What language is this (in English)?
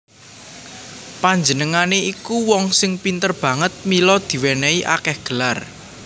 Javanese